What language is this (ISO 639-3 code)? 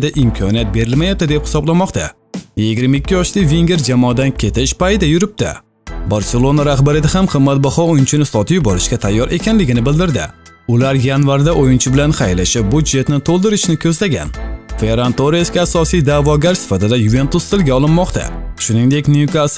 tur